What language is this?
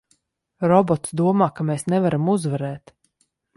Latvian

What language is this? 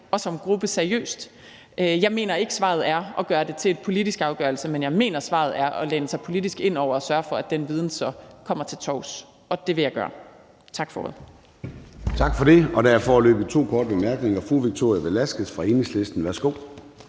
Danish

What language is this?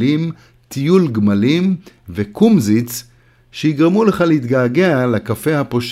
Hebrew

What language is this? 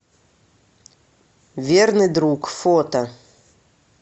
Russian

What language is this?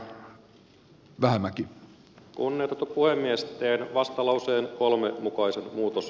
Finnish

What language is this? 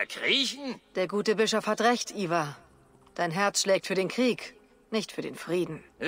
German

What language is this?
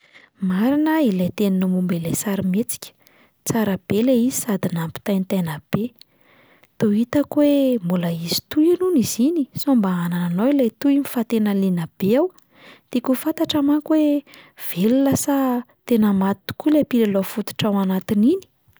Malagasy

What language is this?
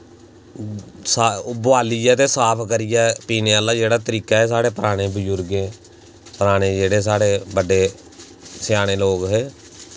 Dogri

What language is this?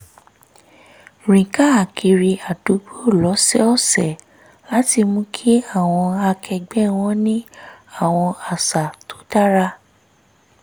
Yoruba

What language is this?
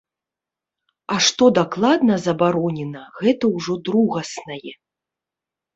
Belarusian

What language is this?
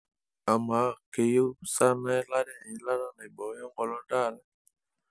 Masai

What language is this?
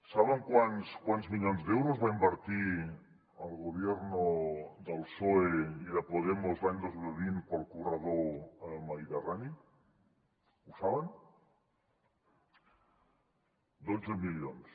Catalan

